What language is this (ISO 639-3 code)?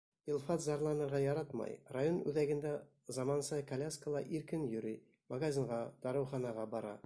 bak